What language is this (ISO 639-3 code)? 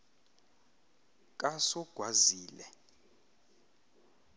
xho